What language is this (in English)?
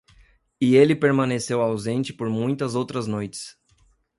Portuguese